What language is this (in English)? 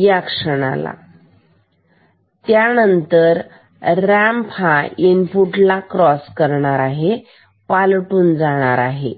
Marathi